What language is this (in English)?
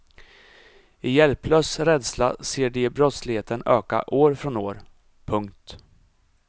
Swedish